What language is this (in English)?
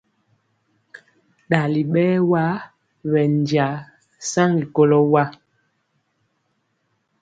Mpiemo